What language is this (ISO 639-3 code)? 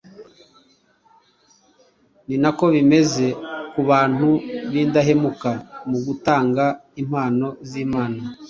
kin